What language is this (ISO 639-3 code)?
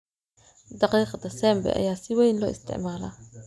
som